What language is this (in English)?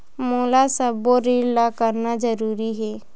Chhattisgarhi